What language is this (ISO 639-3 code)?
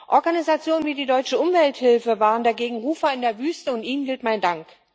deu